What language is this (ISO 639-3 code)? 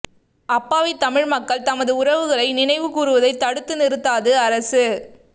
tam